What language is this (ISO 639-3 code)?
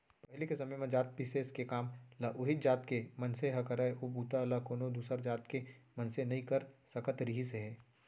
hne